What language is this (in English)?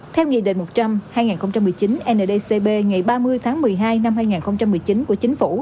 Vietnamese